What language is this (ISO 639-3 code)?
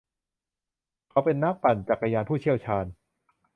tha